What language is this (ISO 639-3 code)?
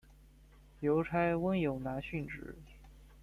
zho